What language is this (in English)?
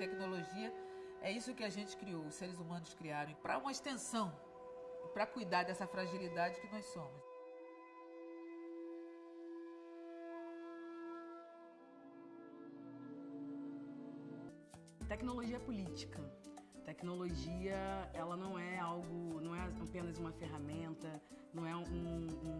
Portuguese